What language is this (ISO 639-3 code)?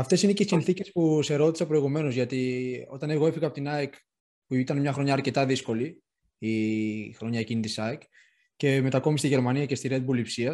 ell